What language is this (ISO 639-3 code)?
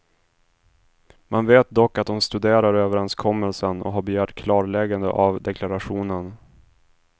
swe